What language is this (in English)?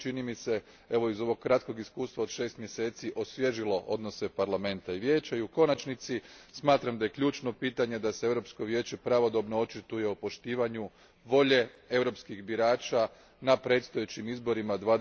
Croatian